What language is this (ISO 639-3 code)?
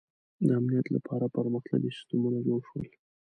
pus